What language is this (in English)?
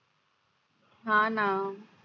Marathi